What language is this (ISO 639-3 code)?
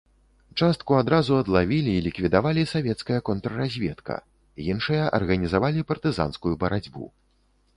bel